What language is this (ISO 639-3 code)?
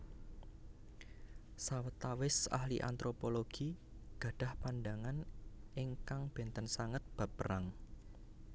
jav